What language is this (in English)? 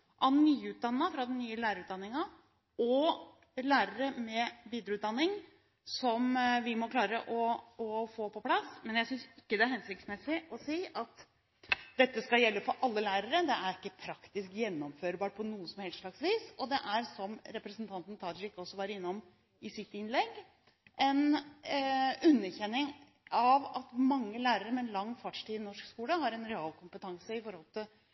Norwegian Bokmål